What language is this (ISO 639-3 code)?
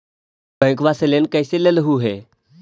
mag